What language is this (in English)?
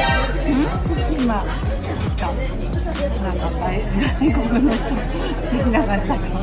Japanese